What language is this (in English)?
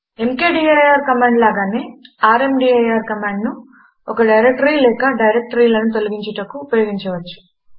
Telugu